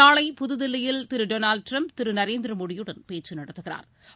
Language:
Tamil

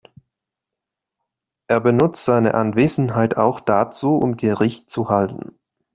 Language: German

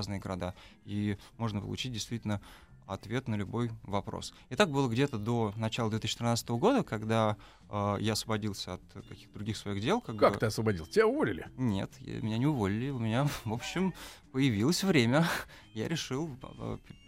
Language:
Russian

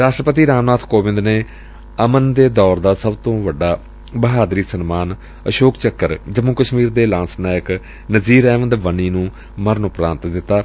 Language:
Punjabi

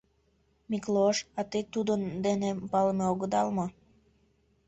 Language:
Mari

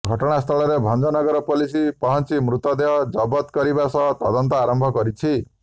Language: Odia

